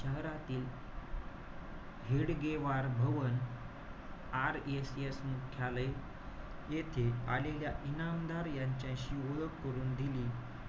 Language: Marathi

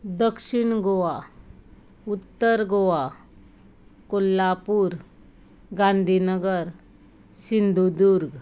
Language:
Konkani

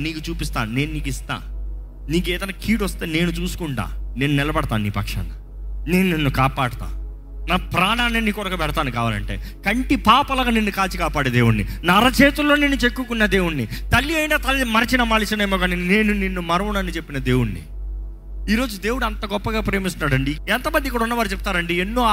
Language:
Telugu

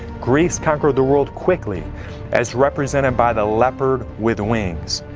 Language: English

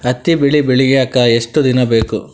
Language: Kannada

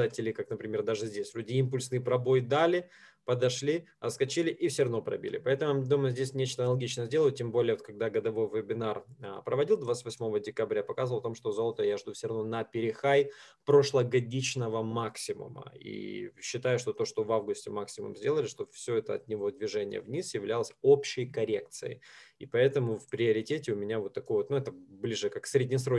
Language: Russian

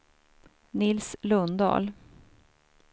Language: Swedish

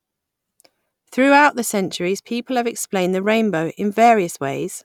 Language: English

